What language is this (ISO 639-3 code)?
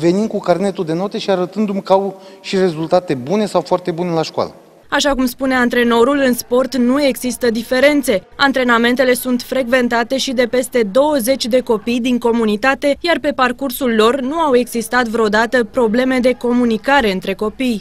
ron